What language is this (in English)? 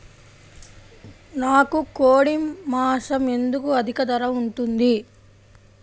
Telugu